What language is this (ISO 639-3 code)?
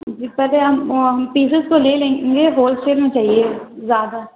urd